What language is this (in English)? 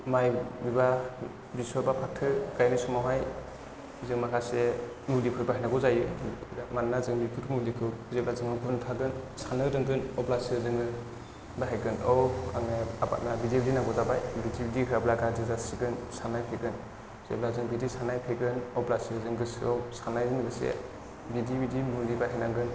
Bodo